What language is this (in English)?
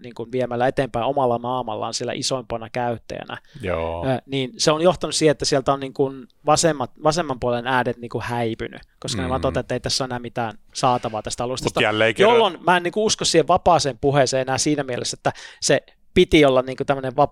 Finnish